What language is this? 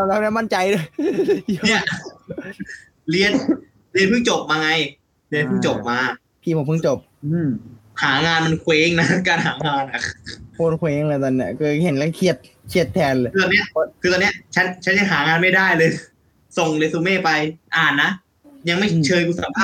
Thai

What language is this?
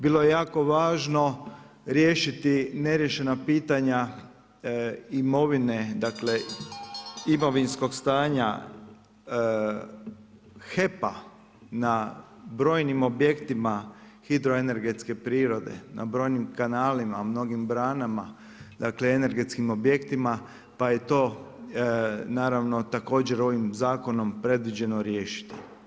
Croatian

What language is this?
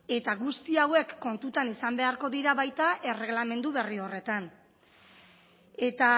Basque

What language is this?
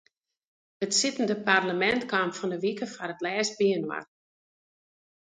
Western Frisian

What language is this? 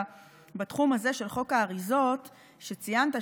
Hebrew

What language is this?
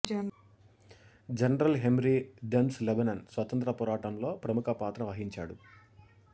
Telugu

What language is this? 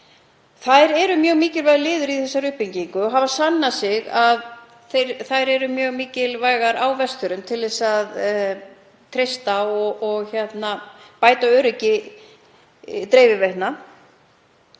Icelandic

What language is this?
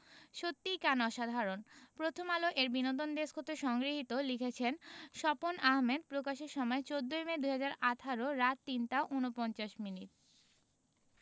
Bangla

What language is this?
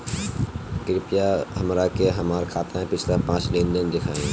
Bhojpuri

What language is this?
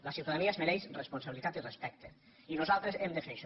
Catalan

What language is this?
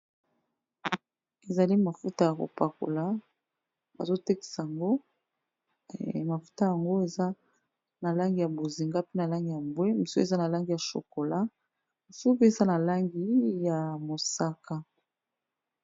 Lingala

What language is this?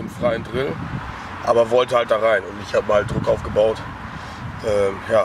German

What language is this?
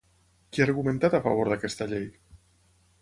Catalan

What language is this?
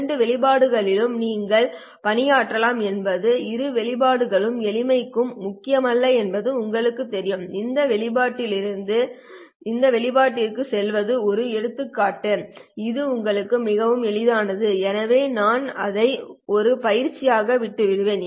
Tamil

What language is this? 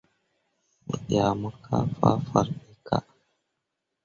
Mundang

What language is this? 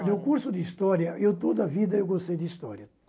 Portuguese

